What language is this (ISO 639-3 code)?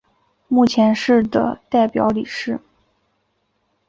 zho